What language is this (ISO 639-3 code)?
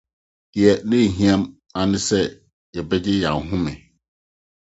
aka